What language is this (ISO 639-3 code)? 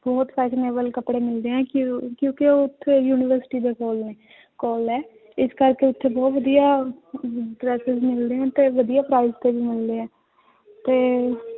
pan